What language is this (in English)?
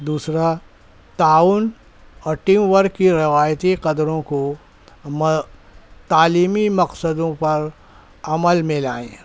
Urdu